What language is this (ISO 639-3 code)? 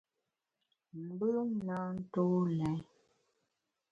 bax